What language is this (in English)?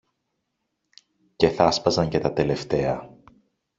Greek